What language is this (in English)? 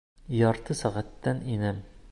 Bashkir